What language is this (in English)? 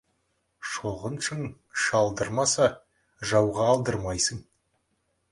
Kazakh